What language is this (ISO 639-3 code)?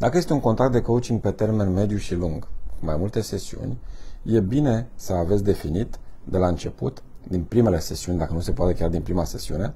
ron